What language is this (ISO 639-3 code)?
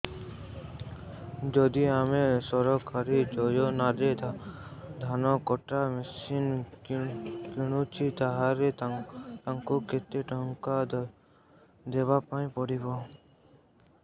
ori